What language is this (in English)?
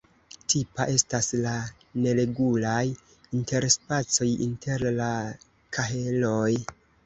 Esperanto